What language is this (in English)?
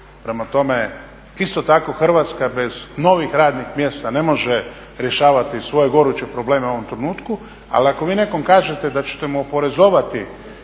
Croatian